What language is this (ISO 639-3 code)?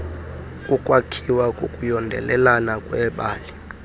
xho